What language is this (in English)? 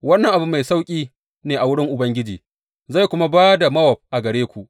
Hausa